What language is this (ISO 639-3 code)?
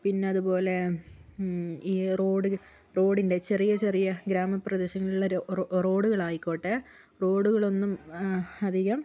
mal